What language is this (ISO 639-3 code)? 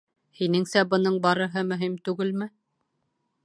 bak